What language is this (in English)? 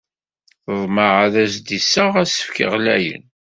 Kabyle